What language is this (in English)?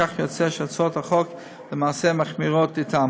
Hebrew